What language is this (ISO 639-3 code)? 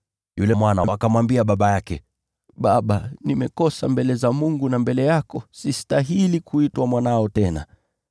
swa